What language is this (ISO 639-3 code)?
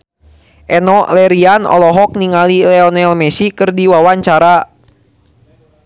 sun